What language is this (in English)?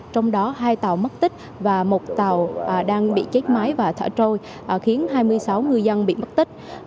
Vietnamese